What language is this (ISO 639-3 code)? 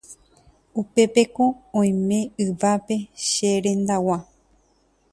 grn